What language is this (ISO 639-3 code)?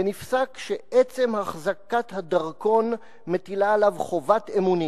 heb